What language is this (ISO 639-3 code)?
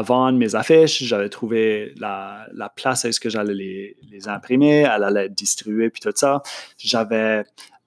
fra